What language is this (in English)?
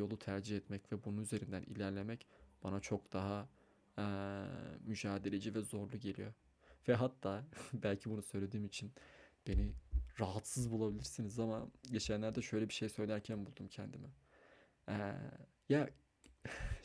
Turkish